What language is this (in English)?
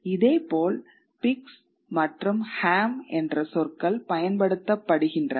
Tamil